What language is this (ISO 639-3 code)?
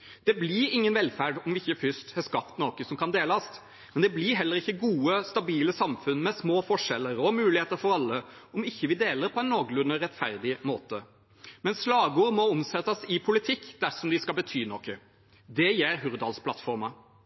nob